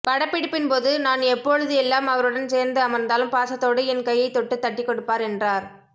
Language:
Tamil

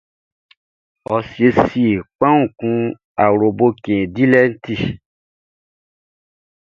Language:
Baoulé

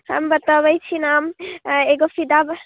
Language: Maithili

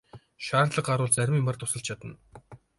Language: Mongolian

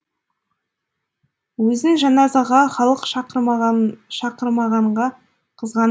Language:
Kazakh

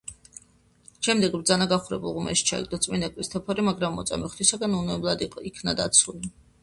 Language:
Georgian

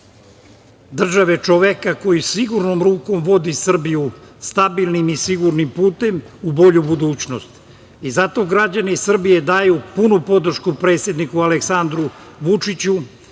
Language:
Serbian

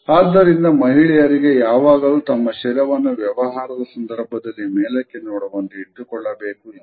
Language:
Kannada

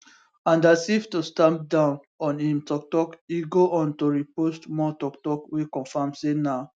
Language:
Nigerian Pidgin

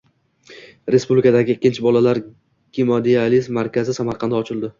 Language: Uzbek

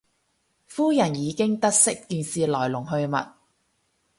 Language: Cantonese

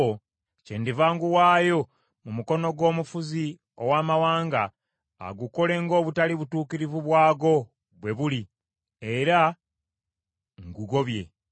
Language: Ganda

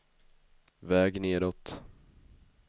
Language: Swedish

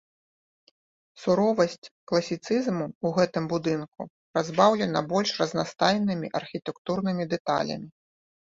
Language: Belarusian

